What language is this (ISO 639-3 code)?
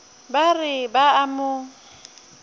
nso